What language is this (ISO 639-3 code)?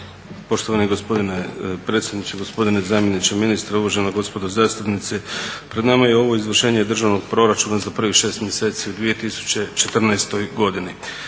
hrv